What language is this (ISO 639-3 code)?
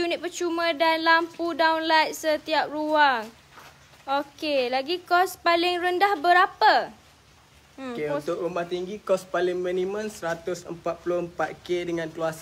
msa